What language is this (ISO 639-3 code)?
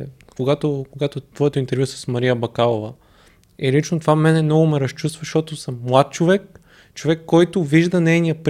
bul